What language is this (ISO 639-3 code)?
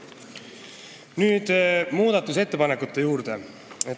est